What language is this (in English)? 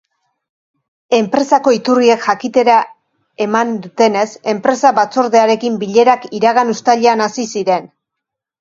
Basque